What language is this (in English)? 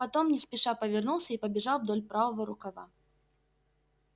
Russian